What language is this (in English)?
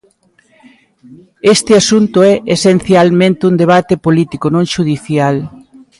Galician